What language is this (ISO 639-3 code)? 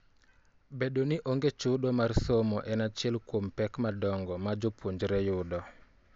luo